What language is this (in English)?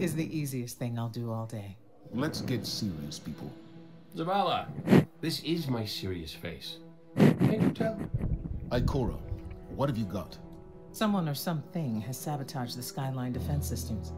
French